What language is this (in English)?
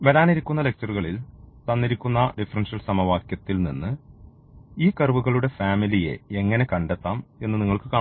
Malayalam